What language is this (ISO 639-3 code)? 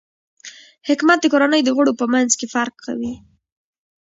pus